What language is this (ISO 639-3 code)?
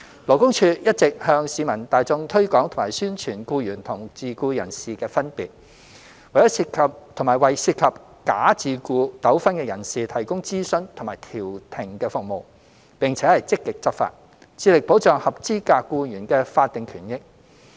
yue